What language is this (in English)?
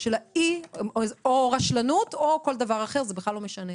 Hebrew